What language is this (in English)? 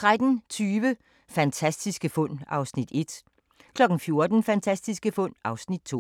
Danish